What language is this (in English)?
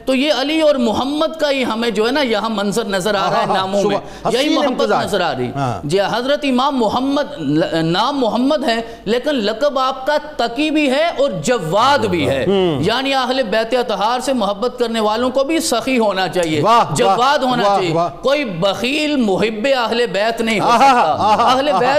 Urdu